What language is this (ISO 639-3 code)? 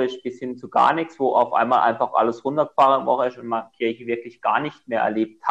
deu